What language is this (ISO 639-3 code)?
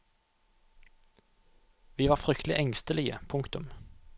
nor